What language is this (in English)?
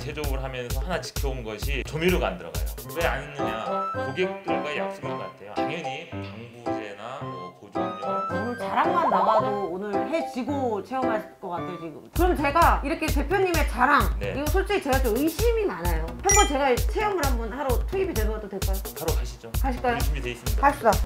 Korean